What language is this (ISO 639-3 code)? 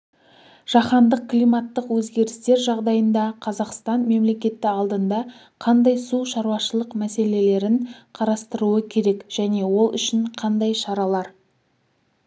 kaz